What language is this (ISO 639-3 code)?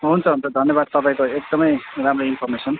nep